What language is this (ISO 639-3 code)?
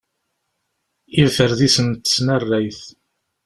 kab